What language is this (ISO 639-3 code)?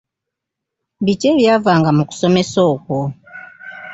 lug